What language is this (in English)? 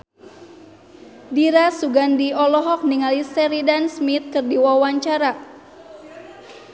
Sundanese